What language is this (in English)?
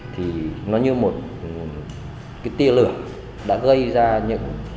Vietnamese